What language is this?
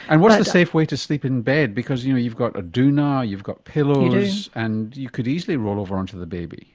English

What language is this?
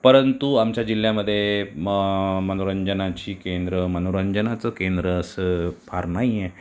Marathi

